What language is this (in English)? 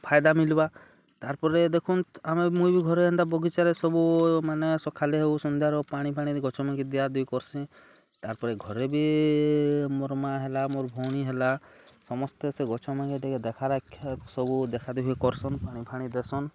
Odia